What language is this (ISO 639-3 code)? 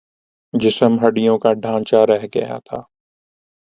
urd